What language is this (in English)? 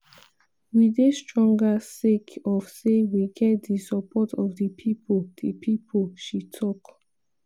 Nigerian Pidgin